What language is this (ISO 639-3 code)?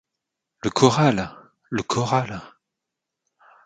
fra